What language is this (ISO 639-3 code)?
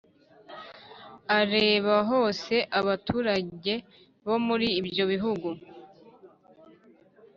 kin